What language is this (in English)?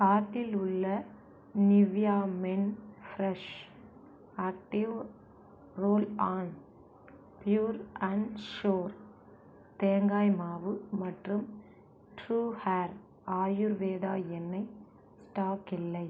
Tamil